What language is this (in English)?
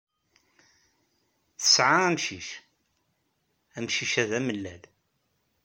Kabyle